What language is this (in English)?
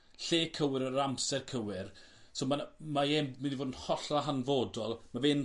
Welsh